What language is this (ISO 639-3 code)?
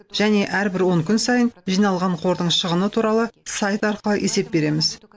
kaz